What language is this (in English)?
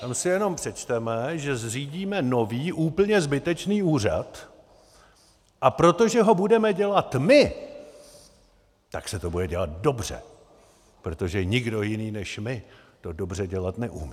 Czech